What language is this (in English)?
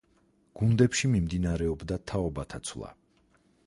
Georgian